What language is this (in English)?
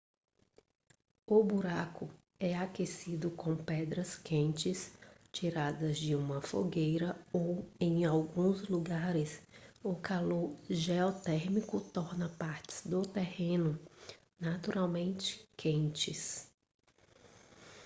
Portuguese